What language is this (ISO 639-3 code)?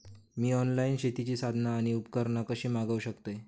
mar